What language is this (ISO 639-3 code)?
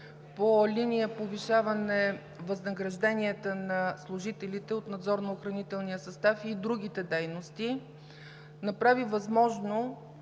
bul